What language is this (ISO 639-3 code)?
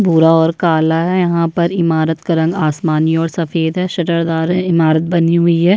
hin